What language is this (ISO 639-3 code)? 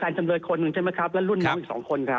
tha